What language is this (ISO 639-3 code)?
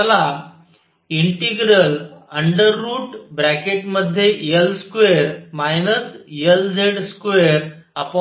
mar